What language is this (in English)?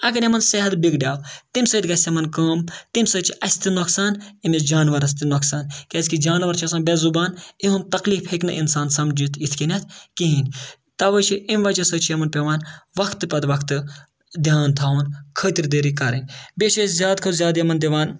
Kashmiri